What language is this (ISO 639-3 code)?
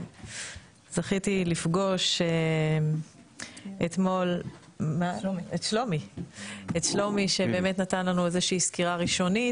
heb